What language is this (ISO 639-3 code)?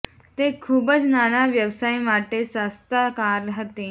guj